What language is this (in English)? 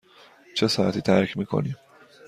Persian